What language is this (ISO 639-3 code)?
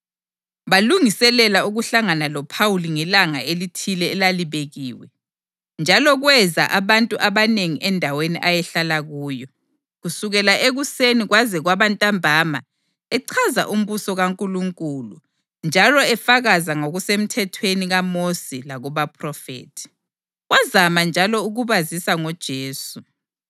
nde